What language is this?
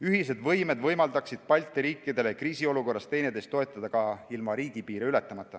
Estonian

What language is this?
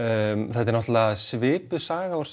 Icelandic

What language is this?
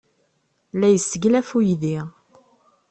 Kabyle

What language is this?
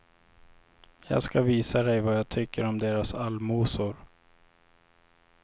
Swedish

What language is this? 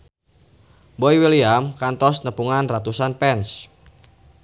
Sundanese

